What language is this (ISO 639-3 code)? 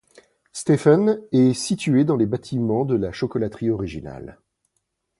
fra